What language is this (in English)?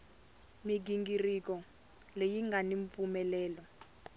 Tsonga